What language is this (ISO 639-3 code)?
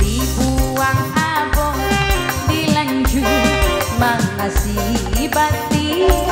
ind